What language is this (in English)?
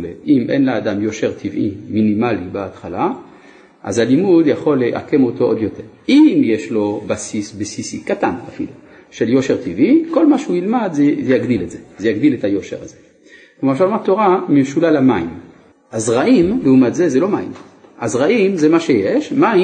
Hebrew